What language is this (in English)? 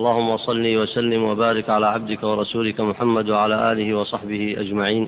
Arabic